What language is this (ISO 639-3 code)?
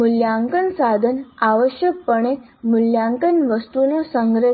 guj